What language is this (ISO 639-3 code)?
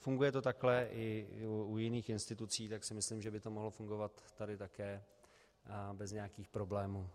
ces